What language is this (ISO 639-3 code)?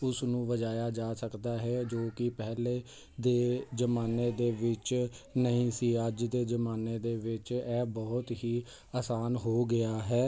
pan